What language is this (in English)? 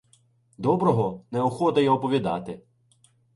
Ukrainian